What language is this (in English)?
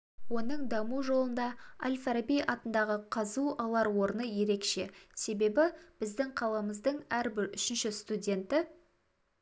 Kazakh